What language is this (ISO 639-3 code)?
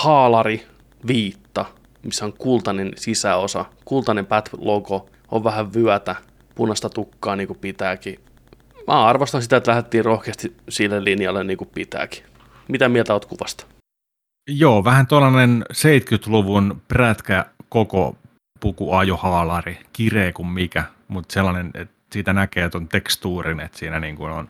fin